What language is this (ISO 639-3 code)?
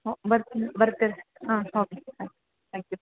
kan